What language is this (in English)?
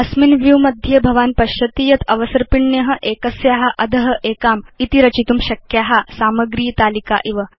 Sanskrit